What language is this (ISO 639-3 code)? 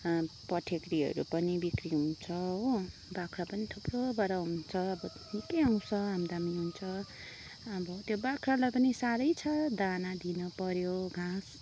nep